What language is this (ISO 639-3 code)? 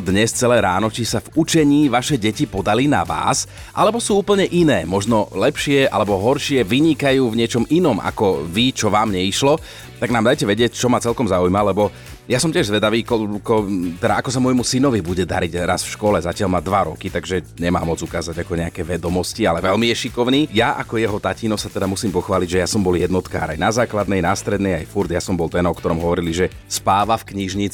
slk